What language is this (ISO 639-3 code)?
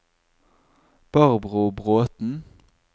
nor